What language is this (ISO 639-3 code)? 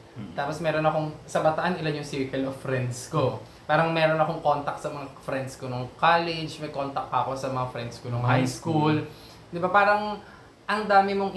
fil